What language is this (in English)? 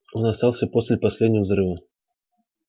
Russian